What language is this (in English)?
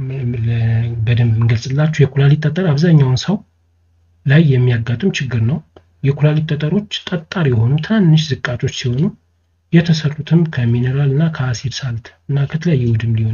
Arabic